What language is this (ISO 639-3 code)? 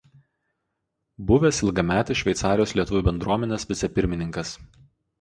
lit